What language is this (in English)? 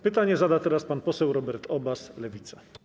Polish